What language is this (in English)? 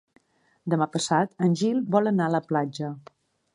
Catalan